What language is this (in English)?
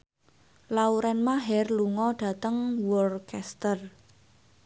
Javanese